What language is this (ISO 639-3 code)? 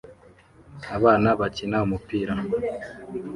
kin